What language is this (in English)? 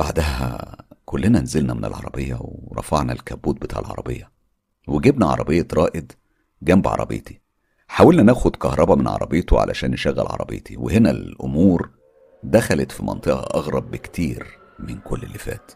Arabic